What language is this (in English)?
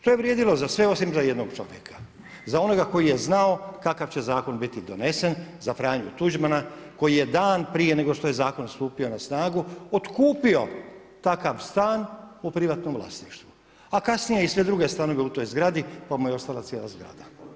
Croatian